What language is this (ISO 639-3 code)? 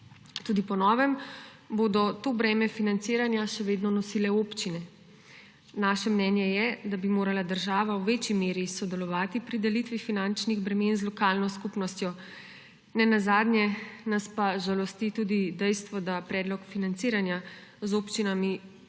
slv